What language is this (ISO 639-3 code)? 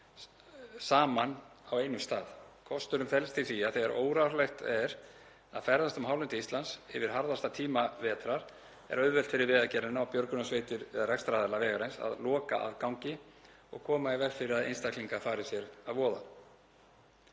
isl